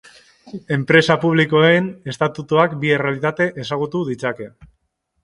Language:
Basque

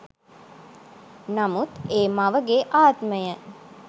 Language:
Sinhala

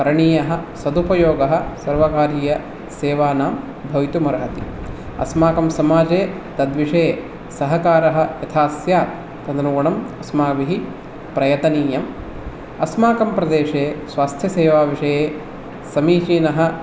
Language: Sanskrit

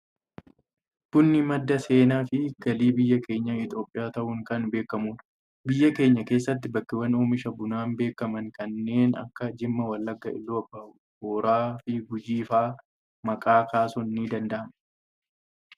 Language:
Oromo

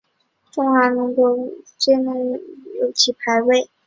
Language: Chinese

